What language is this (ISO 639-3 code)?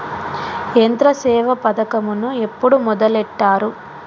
tel